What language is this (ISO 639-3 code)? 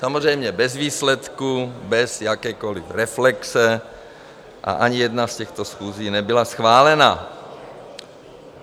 ces